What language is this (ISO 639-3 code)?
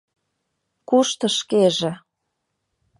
chm